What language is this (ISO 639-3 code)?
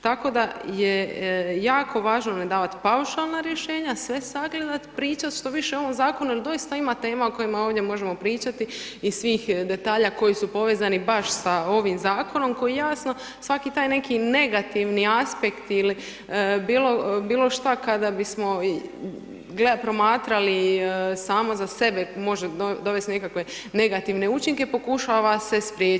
hrv